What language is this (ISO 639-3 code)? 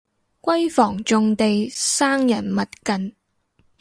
yue